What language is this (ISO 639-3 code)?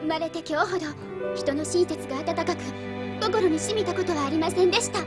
jpn